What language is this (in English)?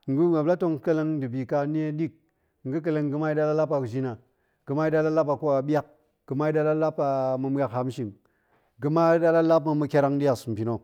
Goemai